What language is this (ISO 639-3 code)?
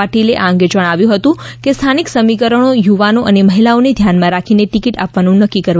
guj